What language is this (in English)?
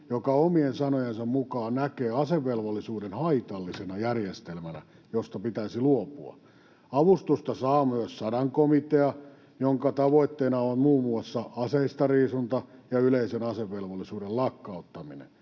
Finnish